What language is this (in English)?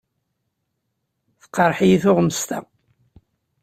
Kabyle